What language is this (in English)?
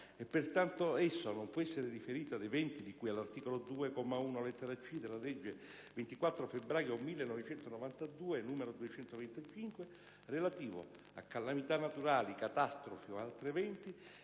Italian